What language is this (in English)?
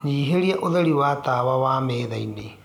Kikuyu